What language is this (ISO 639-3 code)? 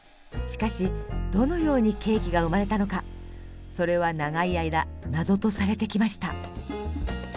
jpn